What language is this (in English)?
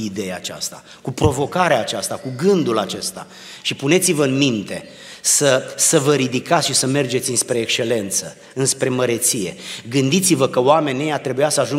Romanian